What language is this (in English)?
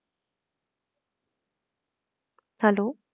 Punjabi